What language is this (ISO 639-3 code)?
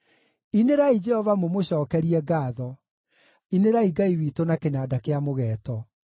kik